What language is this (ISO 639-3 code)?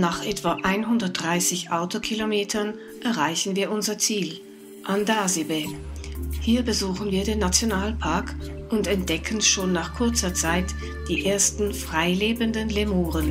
deu